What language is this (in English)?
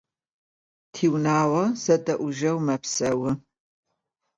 Adyghe